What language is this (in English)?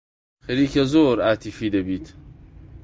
Central Kurdish